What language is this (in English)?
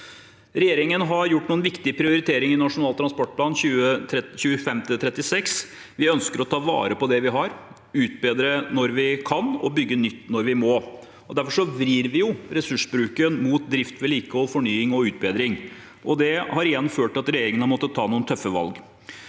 Norwegian